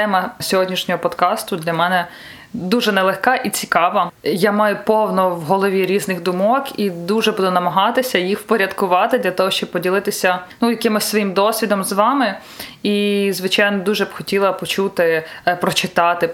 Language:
Ukrainian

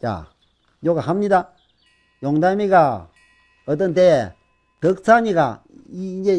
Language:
Korean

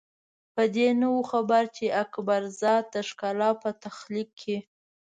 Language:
Pashto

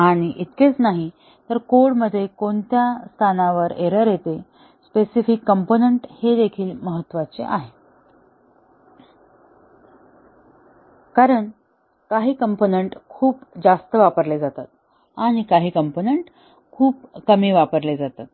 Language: Marathi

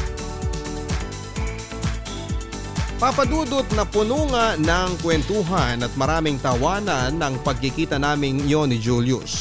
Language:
Filipino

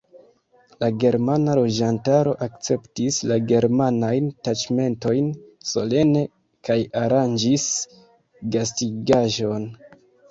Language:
Esperanto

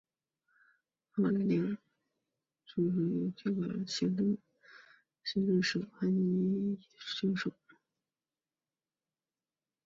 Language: Chinese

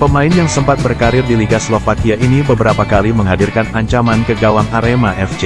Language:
Indonesian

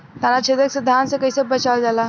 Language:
Bhojpuri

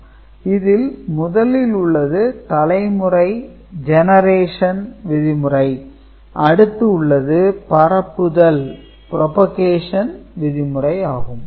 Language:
Tamil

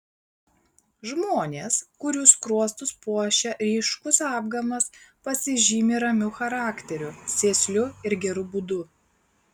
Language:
Lithuanian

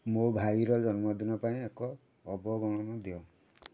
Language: Odia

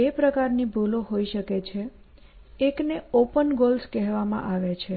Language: Gujarati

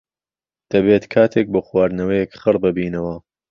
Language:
Central Kurdish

